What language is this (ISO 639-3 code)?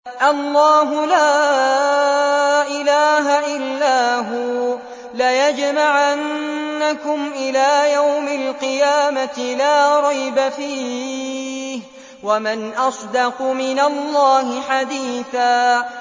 ara